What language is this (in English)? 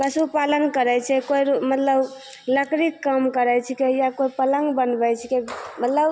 Maithili